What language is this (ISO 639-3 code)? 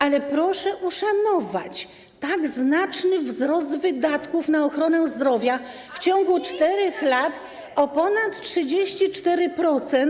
pol